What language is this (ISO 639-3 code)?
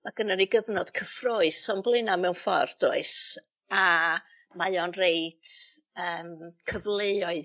cym